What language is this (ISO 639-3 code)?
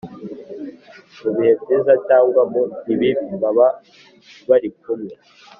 kin